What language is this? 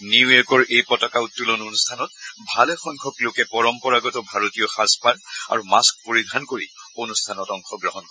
Assamese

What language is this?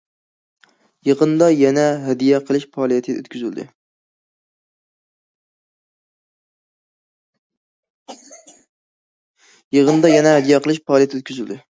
Uyghur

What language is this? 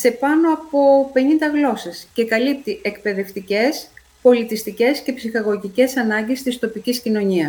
Greek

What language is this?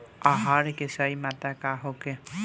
Bhojpuri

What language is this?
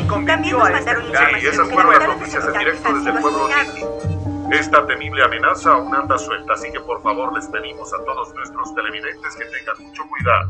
Spanish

